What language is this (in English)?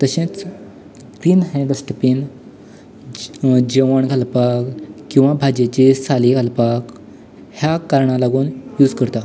Konkani